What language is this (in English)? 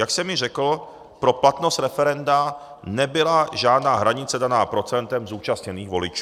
Czech